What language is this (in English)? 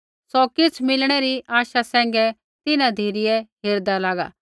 Kullu Pahari